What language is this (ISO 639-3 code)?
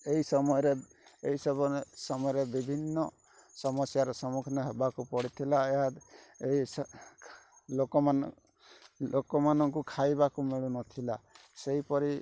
ori